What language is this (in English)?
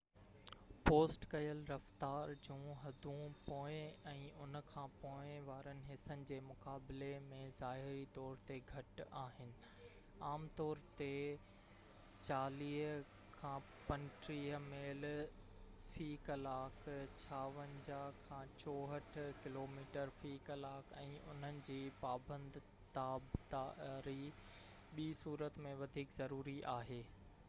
Sindhi